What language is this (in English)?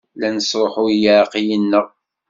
Kabyle